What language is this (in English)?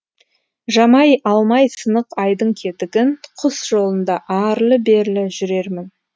Kazakh